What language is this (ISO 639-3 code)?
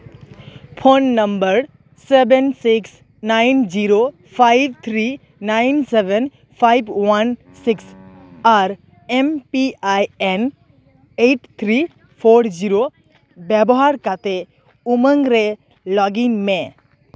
sat